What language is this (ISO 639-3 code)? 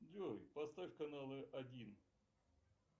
rus